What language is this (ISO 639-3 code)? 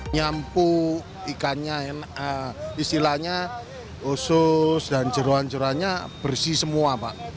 ind